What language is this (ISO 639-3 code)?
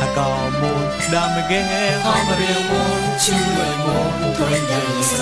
tha